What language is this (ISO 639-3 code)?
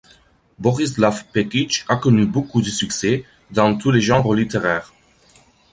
fra